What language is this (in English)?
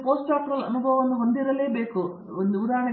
Kannada